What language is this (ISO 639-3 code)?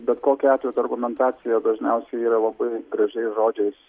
lit